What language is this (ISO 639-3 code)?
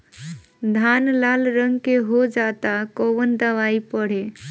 bho